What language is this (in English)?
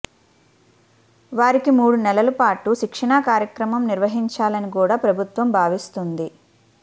Telugu